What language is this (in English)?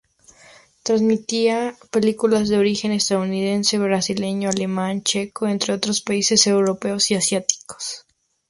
Spanish